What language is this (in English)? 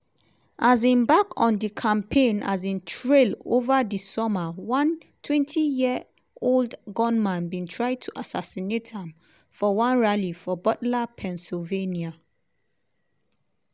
Nigerian Pidgin